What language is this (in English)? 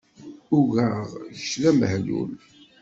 Kabyle